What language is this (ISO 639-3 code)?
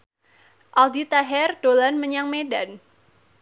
jav